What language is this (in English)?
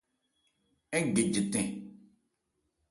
Ebrié